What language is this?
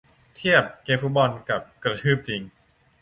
Thai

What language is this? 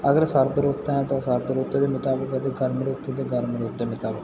Punjabi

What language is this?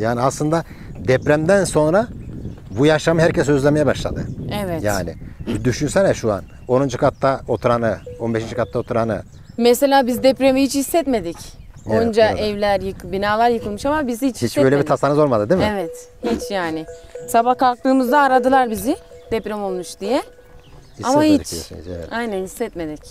Turkish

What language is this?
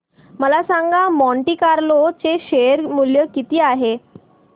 Marathi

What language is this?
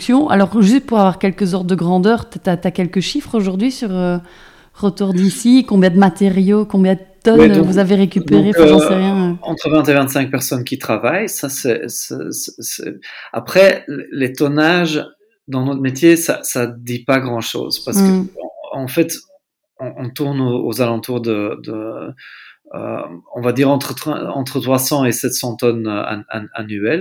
French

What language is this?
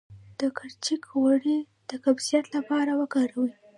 Pashto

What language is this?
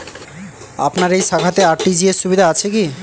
Bangla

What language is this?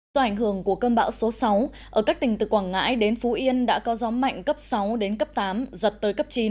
Vietnamese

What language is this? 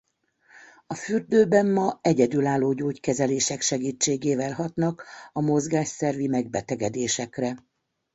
Hungarian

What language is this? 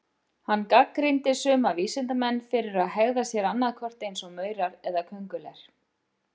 Icelandic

